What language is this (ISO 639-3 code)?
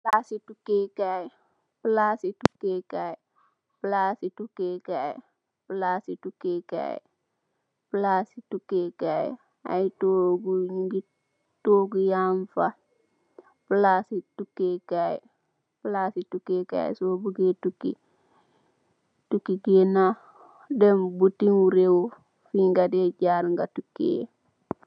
wol